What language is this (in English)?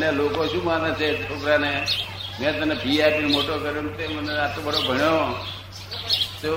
Gujarati